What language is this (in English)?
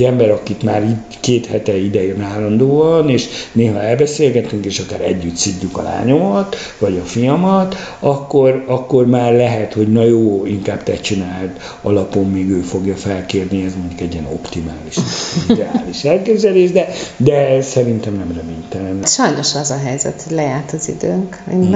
Hungarian